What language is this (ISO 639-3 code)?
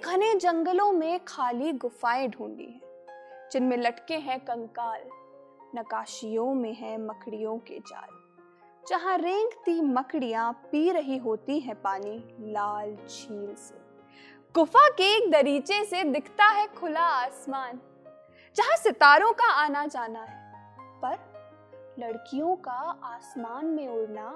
hin